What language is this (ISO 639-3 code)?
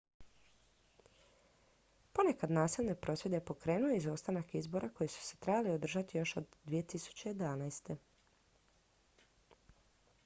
hrv